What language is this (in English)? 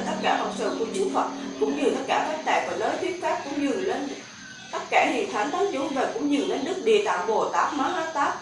Vietnamese